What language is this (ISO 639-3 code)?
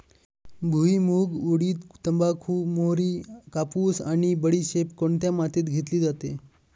mar